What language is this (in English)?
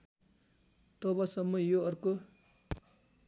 Nepali